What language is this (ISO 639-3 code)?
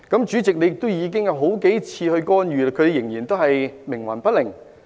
yue